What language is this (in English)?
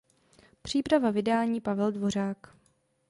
Czech